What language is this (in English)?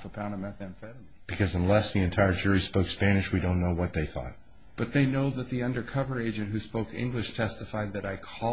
English